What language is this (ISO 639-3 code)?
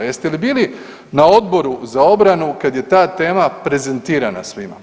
hrv